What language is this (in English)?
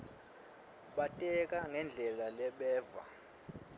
Swati